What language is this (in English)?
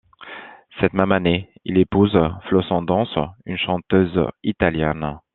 French